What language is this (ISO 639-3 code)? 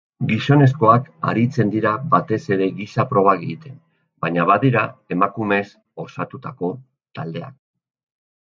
eus